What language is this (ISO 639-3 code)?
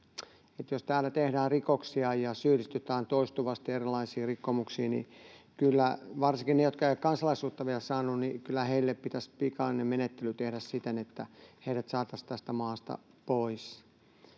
fin